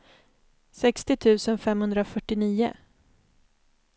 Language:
Swedish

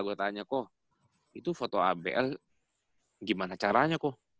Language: Indonesian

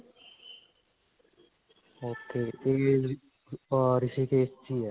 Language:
Punjabi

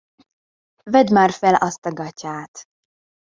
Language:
Hungarian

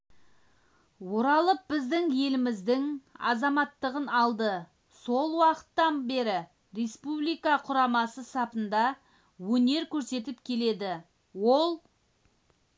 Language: Kazakh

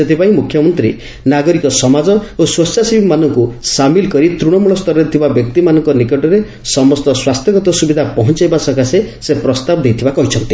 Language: Odia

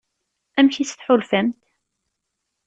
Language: Kabyle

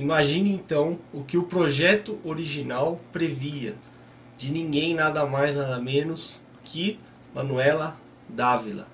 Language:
Portuguese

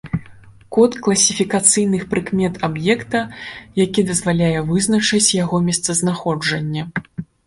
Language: Belarusian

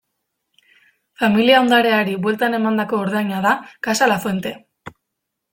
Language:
Basque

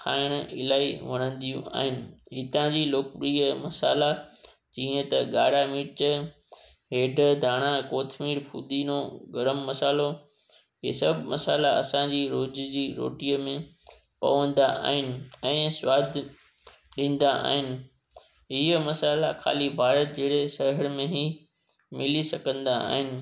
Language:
Sindhi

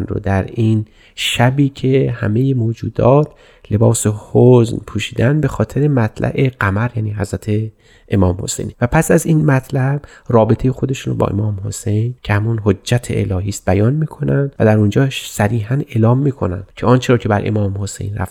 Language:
Persian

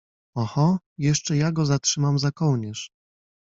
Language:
Polish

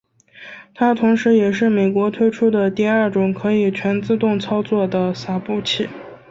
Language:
Chinese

